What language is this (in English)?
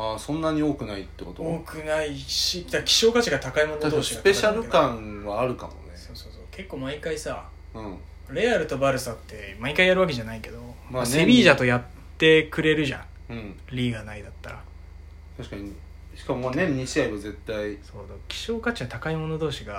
Japanese